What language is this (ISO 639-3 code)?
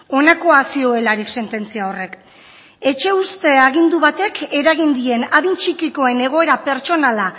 eus